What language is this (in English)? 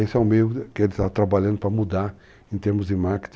Portuguese